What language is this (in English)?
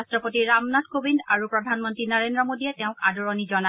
Assamese